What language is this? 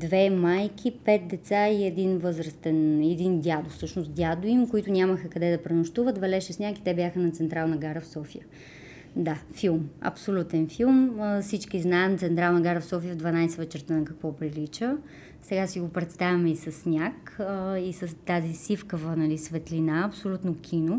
Bulgarian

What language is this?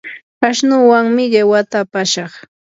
Yanahuanca Pasco Quechua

